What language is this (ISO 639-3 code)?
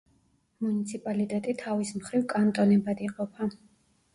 kat